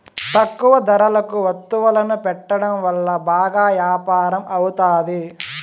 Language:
Telugu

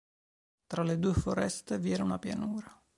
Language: Italian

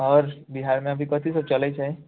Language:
Maithili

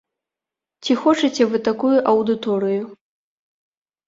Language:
Belarusian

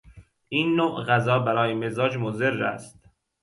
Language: Persian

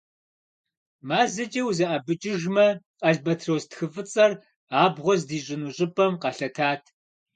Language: Kabardian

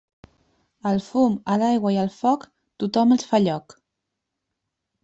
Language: Catalan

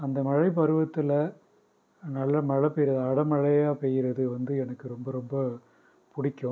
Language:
Tamil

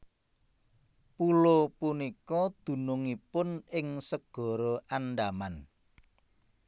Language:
Javanese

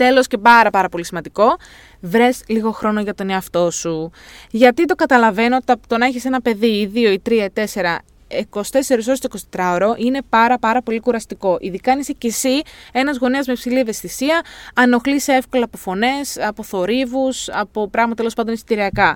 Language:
Greek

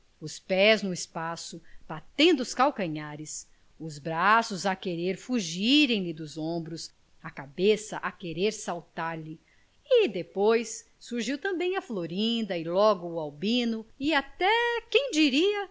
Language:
Portuguese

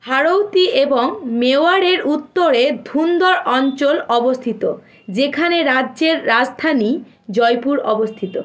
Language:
Bangla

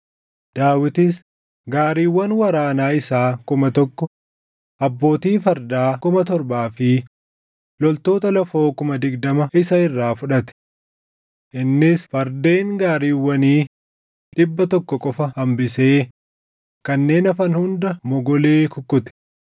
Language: Oromo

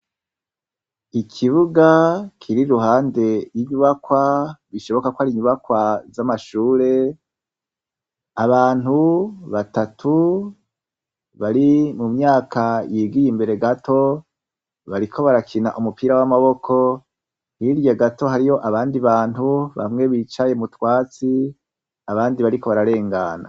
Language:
Rundi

